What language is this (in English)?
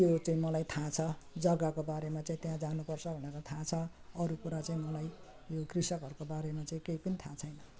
Nepali